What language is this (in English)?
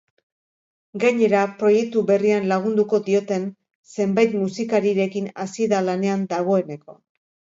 Basque